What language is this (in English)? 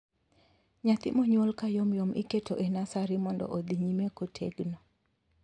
Luo (Kenya and Tanzania)